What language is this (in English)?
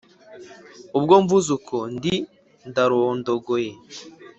Kinyarwanda